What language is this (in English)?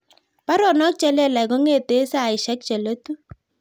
Kalenjin